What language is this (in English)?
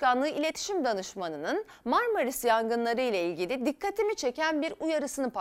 Turkish